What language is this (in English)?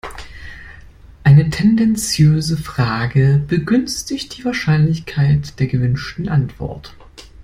German